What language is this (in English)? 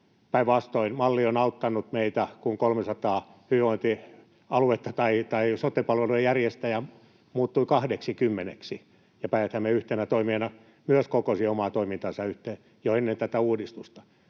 Finnish